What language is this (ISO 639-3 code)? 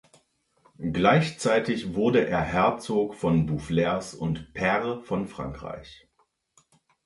deu